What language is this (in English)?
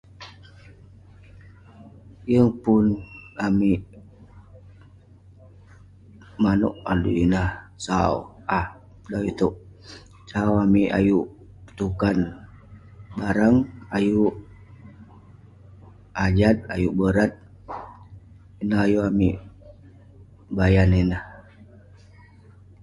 Western Penan